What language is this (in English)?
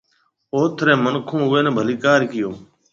Marwari (Pakistan)